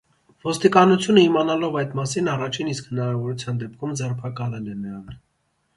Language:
Armenian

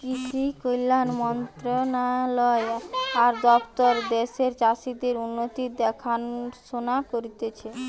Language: Bangla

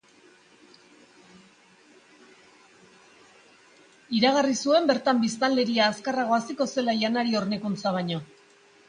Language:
Basque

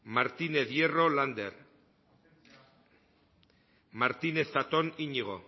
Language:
Basque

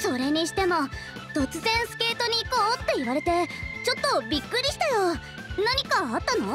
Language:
Japanese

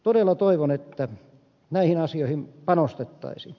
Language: Finnish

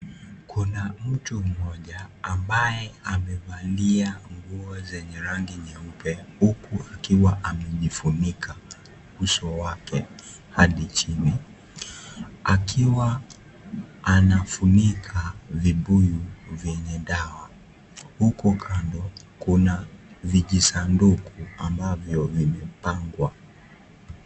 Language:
Swahili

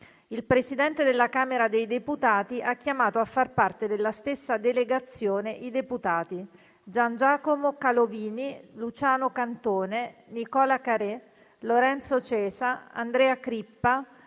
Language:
Italian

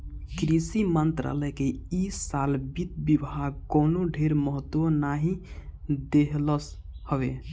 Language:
Bhojpuri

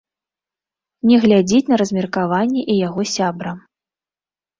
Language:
Belarusian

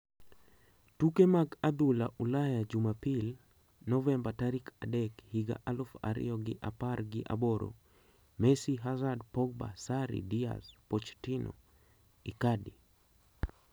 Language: Luo (Kenya and Tanzania)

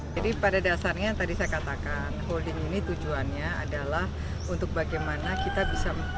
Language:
Indonesian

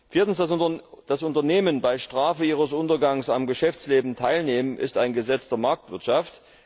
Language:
German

